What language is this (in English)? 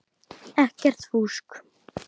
Icelandic